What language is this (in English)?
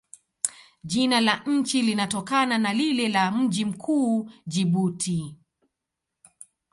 Swahili